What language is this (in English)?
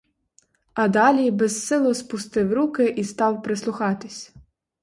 Ukrainian